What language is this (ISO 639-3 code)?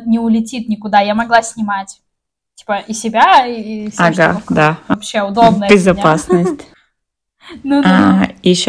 rus